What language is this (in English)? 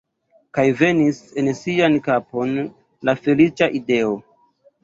Esperanto